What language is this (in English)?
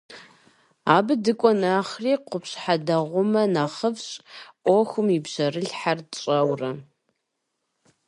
Kabardian